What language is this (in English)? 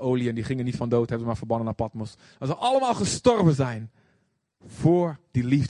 Dutch